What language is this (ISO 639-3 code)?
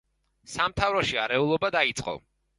kat